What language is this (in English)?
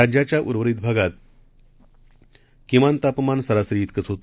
Marathi